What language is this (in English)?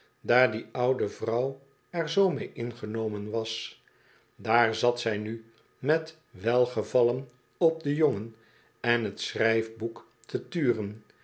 Dutch